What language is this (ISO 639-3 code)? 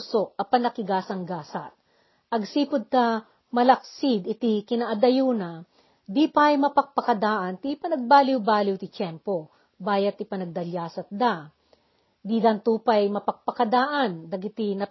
fil